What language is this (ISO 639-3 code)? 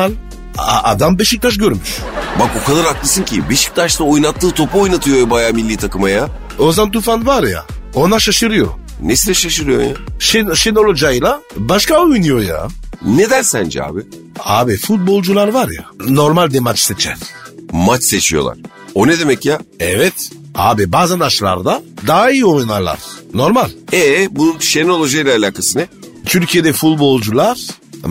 tur